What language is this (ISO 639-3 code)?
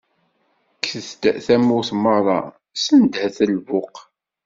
kab